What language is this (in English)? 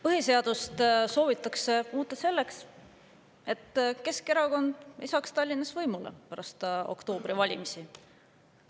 Estonian